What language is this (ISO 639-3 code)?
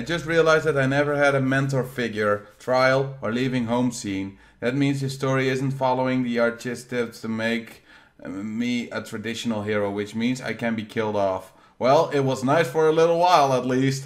nld